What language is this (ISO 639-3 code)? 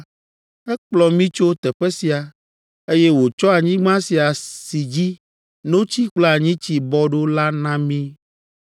ewe